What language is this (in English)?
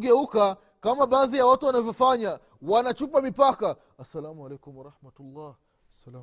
Swahili